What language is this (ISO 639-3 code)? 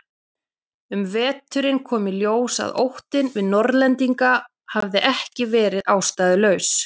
isl